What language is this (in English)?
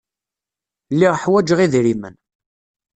Kabyle